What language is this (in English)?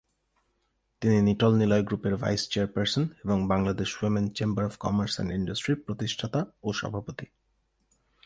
Bangla